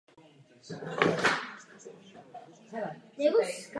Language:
Czech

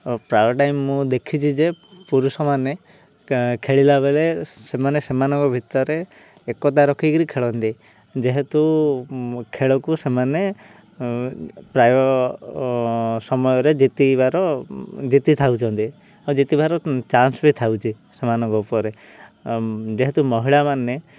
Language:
Odia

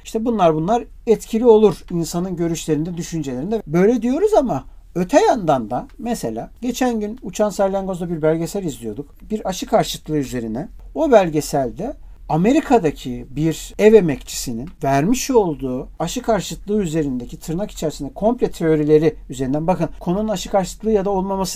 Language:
Turkish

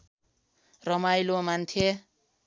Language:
Nepali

